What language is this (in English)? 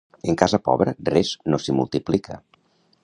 Catalan